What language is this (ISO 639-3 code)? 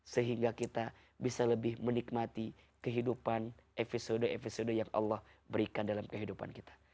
ind